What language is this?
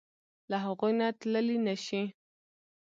Pashto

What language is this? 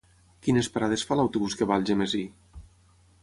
Catalan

